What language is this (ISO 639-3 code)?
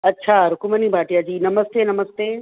snd